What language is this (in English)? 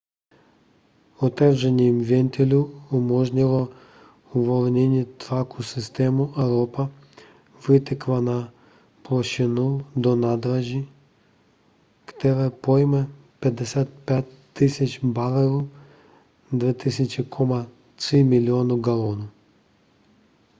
Czech